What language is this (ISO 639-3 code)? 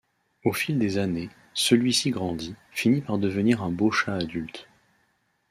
fra